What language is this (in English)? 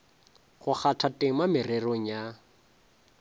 Northern Sotho